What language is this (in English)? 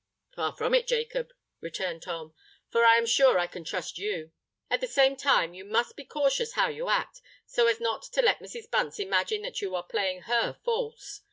English